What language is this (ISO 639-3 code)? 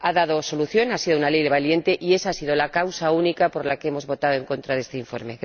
spa